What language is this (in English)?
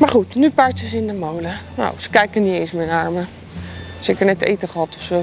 Dutch